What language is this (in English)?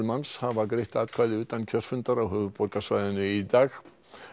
Icelandic